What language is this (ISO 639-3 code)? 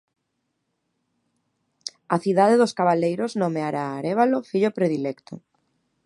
glg